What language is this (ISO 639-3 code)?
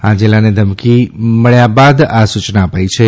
guj